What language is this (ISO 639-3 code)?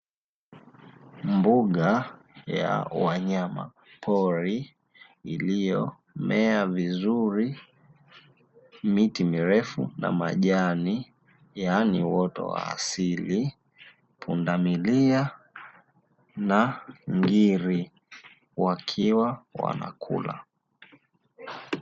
swa